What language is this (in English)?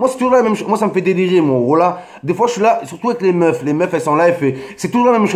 French